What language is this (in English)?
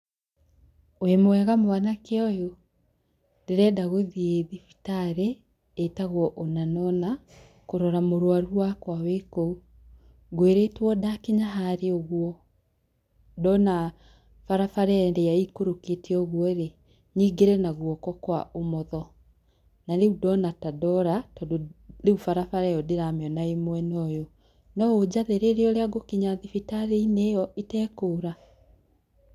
Kikuyu